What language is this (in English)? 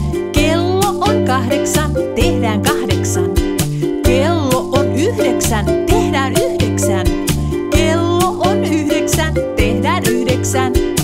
German